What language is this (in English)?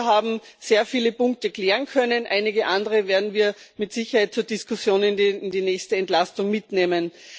German